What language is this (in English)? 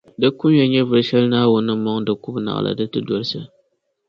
Dagbani